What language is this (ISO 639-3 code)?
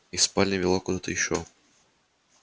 rus